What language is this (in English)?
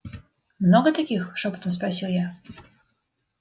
Russian